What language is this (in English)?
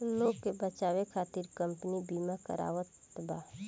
Bhojpuri